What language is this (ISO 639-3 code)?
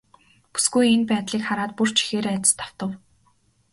mon